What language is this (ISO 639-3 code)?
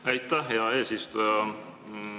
est